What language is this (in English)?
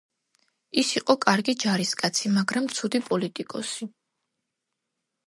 Georgian